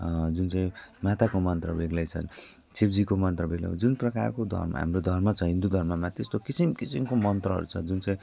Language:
Nepali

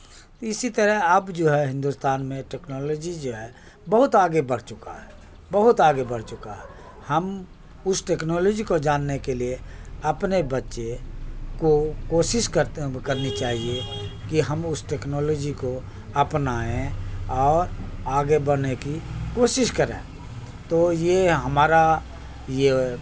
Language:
Urdu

